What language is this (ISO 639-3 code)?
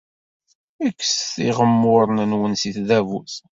kab